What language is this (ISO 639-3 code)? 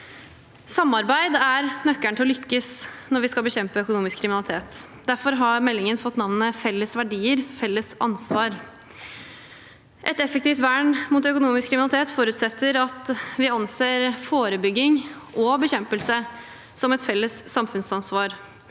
nor